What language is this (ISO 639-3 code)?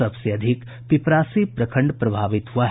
hin